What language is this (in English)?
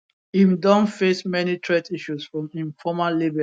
Nigerian Pidgin